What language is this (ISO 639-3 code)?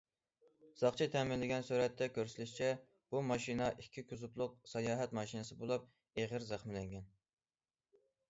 uig